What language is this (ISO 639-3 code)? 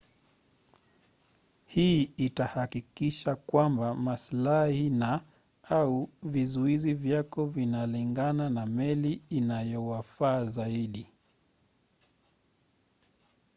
swa